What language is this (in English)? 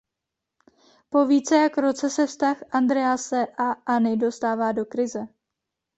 Czech